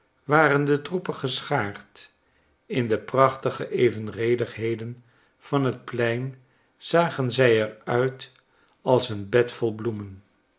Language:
Dutch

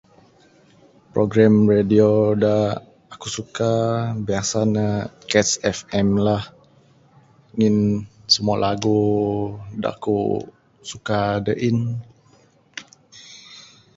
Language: Bukar-Sadung Bidayuh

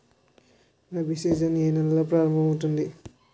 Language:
Telugu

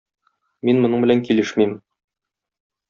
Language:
Tatar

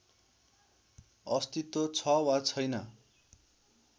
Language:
Nepali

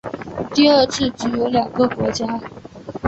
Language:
Chinese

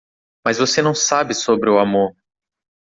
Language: Portuguese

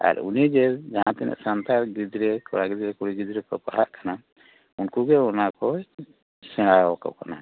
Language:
Santali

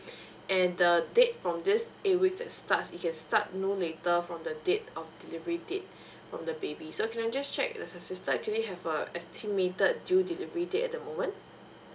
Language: English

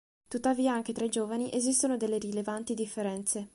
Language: Italian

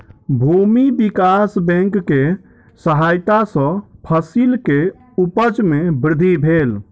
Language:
Maithili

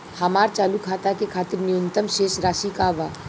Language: Bhojpuri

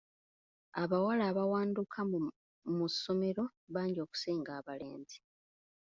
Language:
Ganda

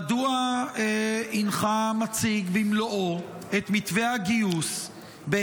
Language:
Hebrew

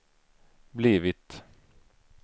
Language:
Swedish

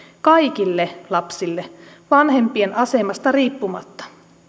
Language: Finnish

